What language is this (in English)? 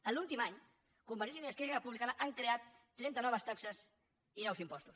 Catalan